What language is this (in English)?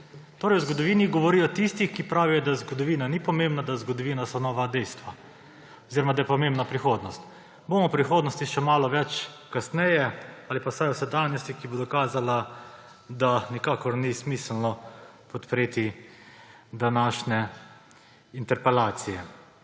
Slovenian